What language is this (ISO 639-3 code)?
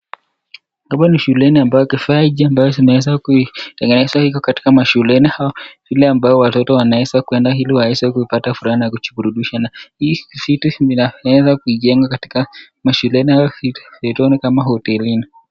swa